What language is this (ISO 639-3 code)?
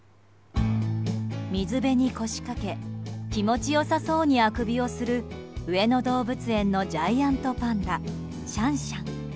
jpn